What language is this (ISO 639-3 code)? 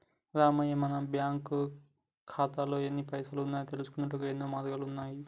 tel